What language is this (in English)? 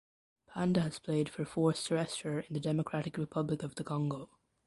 English